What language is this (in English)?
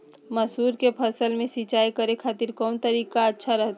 Magahi